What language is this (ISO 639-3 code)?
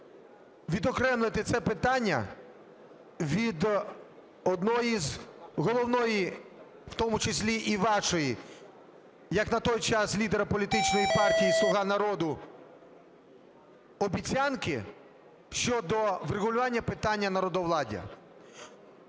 ukr